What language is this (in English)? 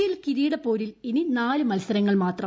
Malayalam